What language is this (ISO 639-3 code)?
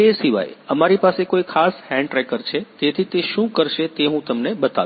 guj